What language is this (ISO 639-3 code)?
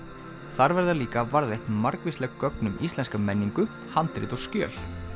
isl